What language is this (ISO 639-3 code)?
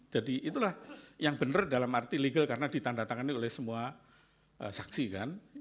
ind